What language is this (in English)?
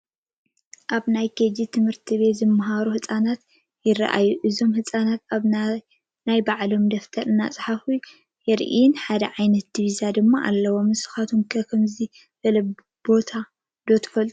Tigrinya